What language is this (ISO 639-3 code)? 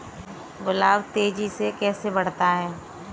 hin